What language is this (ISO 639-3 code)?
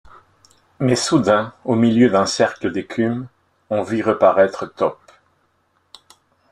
fra